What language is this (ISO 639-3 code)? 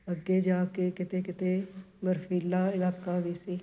pan